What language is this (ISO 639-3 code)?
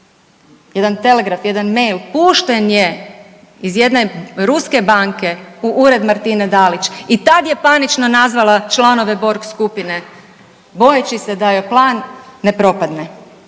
hrv